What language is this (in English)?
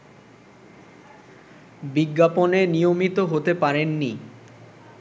Bangla